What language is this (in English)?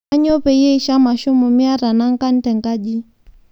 Masai